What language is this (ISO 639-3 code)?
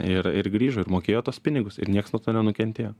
lit